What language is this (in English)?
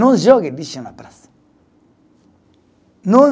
Portuguese